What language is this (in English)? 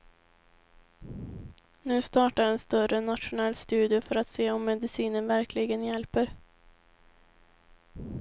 Swedish